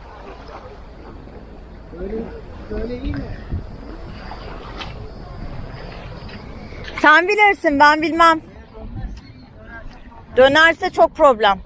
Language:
Turkish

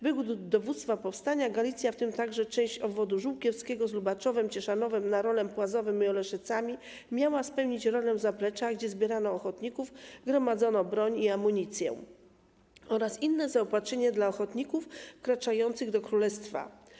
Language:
Polish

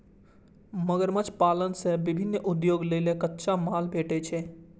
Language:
Maithili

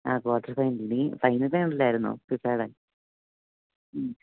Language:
Malayalam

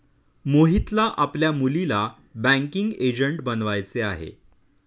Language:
Marathi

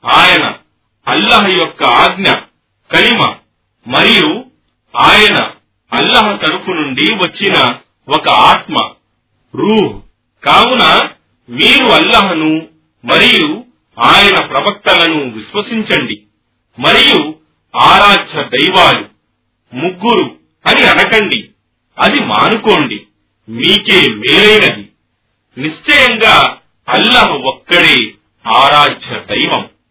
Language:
Telugu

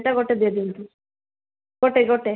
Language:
Odia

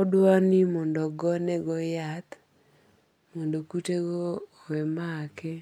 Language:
Luo (Kenya and Tanzania)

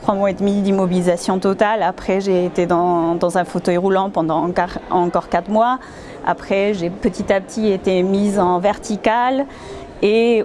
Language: French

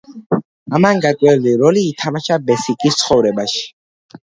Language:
Georgian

